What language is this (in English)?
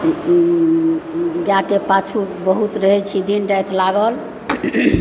Maithili